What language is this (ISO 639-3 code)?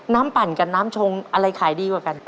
tha